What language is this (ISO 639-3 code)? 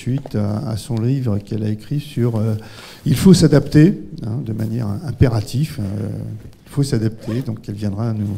fra